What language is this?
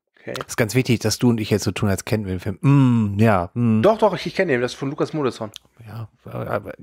German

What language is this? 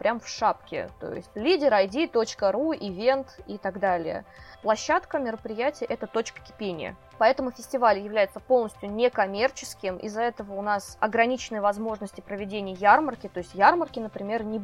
Russian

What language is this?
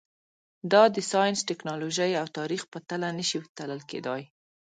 Pashto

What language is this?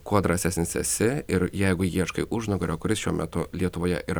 Lithuanian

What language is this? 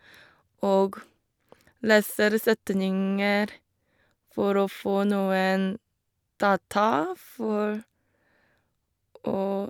Norwegian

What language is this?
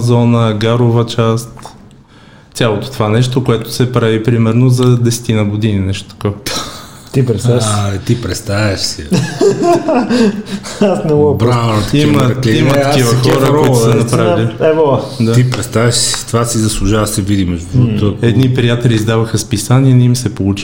Bulgarian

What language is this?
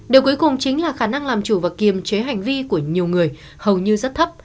Vietnamese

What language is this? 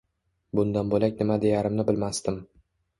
Uzbek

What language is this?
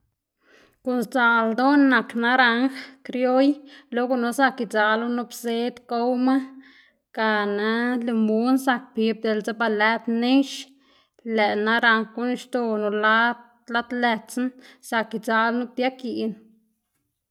Xanaguía Zapotec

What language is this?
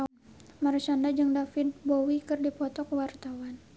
Sundanese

